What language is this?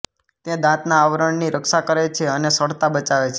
Gujarati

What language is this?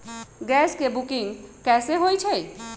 Magahi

